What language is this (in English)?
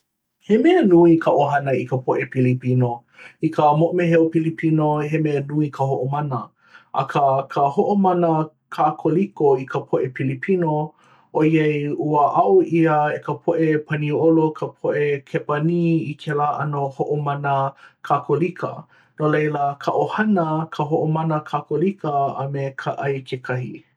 Hawaiian